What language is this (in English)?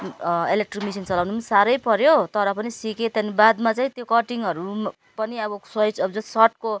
Nepali